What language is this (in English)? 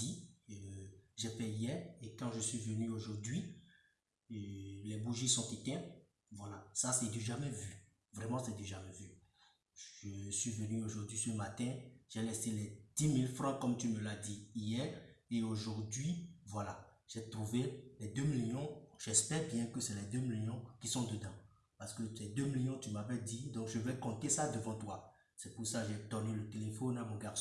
French